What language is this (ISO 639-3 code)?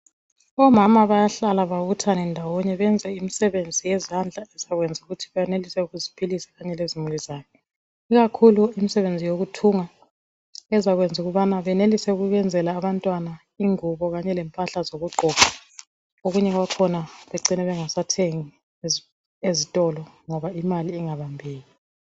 nde